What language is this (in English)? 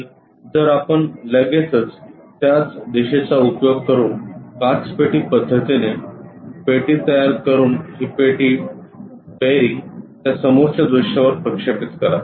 Marathi